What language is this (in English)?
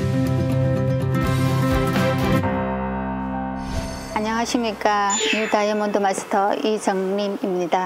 Korean